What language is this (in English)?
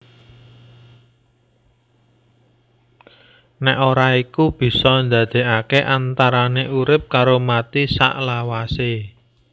Javanese